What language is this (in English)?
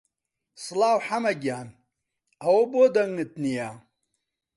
Central Kurdish